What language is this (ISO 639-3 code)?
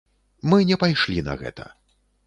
bel